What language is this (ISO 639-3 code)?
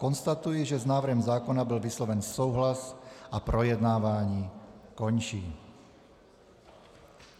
ces